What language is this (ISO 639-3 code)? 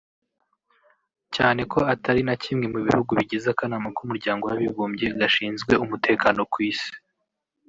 kin